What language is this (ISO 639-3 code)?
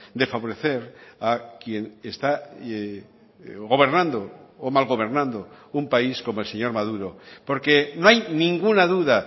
spa